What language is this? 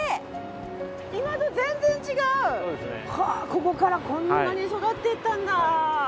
Japanese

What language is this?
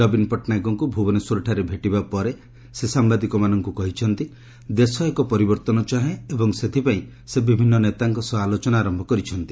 Odia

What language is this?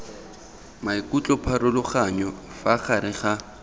Tswana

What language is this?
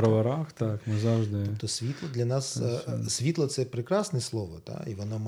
Ukrainian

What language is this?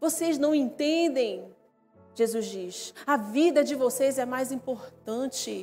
Portuguese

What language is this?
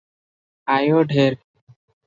Odia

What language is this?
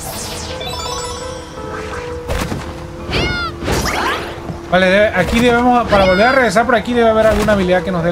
Spanish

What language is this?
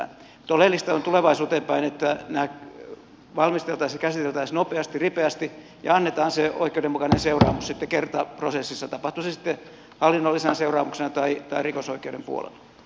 Finnish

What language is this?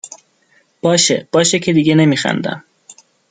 Persian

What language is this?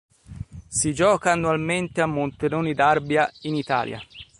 Italian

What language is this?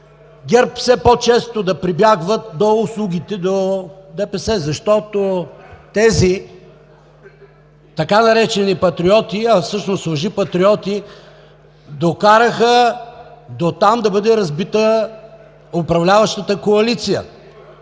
Bulgarian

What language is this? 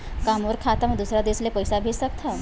Chhattisgarhi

